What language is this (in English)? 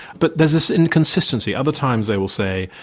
English